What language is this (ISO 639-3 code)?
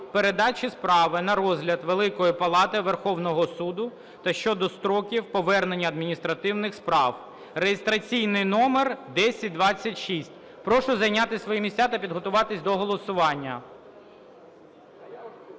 ukr